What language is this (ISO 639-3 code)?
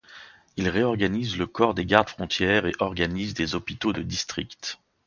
fra